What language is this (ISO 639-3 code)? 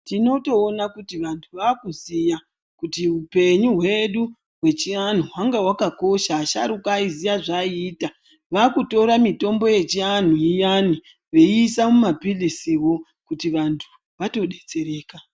ndc